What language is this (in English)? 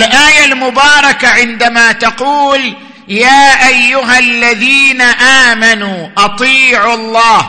Arabic